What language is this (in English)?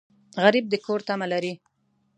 Pashto